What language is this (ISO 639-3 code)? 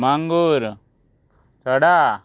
kok